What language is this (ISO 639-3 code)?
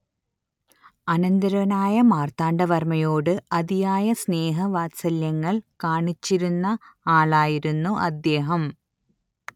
mal